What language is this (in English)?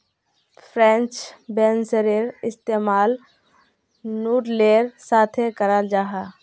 Magahi